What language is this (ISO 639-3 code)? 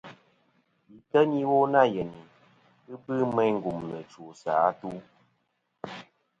bkm